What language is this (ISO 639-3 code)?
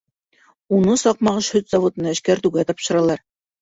bak